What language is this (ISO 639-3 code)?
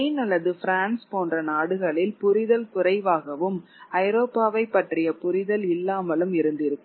tam